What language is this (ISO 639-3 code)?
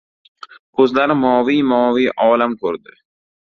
uzb